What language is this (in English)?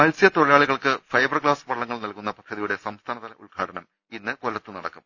Malayalam